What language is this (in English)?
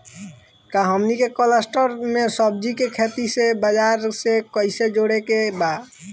Bhojpuri